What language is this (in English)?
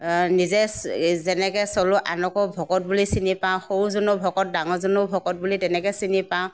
Assamese